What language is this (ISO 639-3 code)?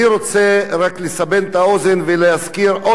heb